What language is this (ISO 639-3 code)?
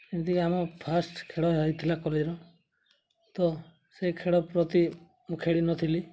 ori